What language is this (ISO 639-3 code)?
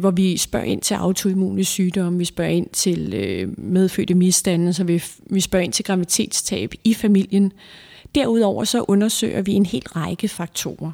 dan